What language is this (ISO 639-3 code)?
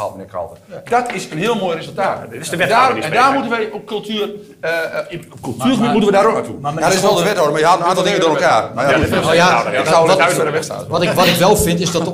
nld